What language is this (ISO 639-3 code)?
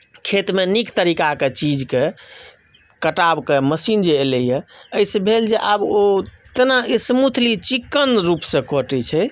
mai